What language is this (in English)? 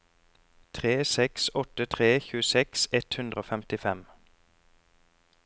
Norwegian